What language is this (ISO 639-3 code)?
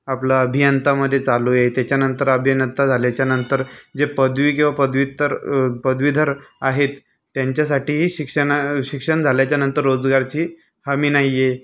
mar